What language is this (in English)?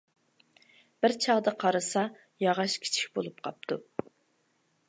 Uyghur